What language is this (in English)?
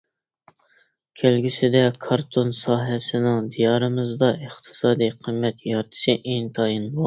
Uyghur